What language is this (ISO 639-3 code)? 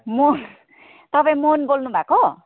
nep